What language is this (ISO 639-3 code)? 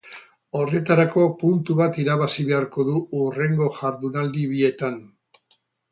eus